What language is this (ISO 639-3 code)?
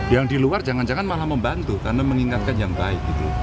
ind